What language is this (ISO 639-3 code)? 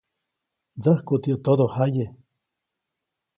zoc